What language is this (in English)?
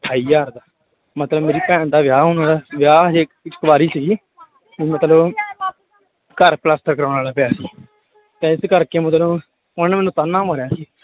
Punjabi